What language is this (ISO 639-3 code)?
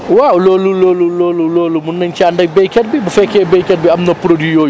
wol